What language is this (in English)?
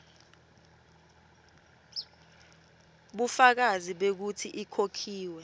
Swati